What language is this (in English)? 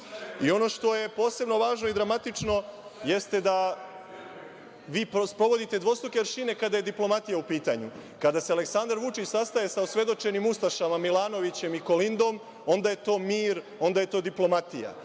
Serbian